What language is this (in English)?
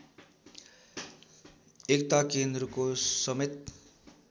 Nepali